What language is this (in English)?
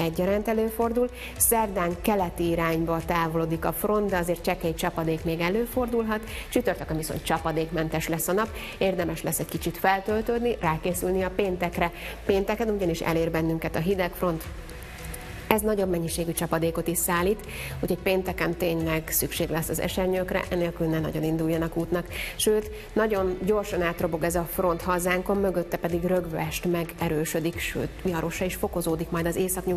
Hungarian